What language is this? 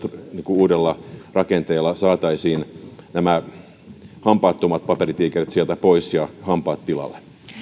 Finnish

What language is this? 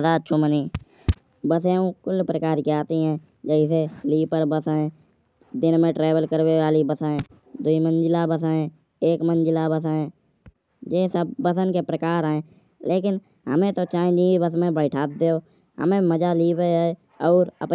Kanauji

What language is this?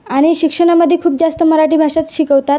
Marathi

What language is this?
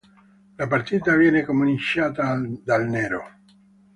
Italian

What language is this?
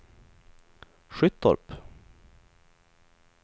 Swedish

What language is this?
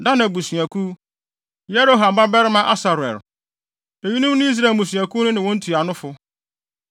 Akan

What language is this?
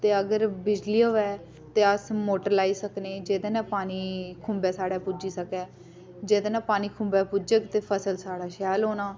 Dogri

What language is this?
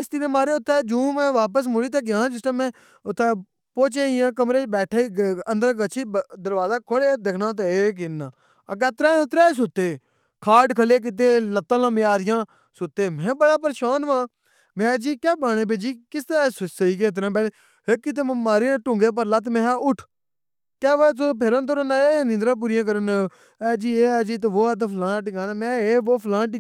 Pahari-Potwari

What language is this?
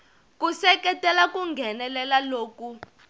Tsonga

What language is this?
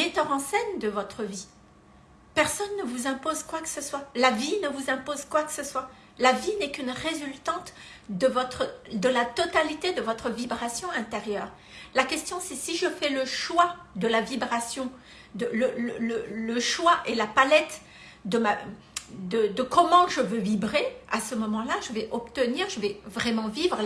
French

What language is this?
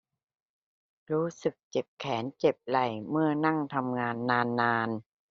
Thai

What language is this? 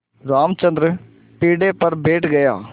Hindi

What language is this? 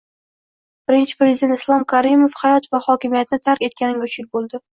Uzbek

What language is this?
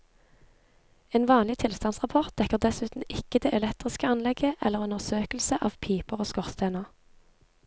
Norwegian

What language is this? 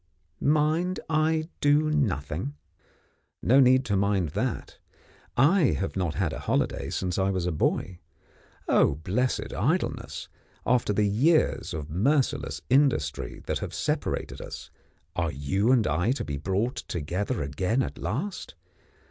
English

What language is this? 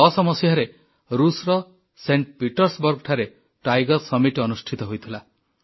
Odia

